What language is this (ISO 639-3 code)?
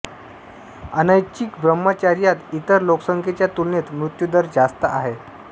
mar